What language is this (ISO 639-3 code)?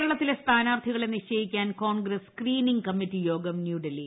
mal